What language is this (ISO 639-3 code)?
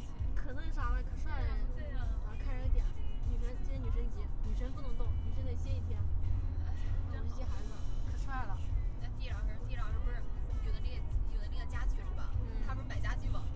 zho